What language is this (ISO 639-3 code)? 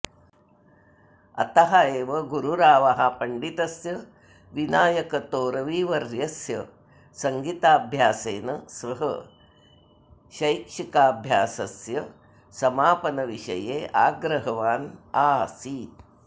san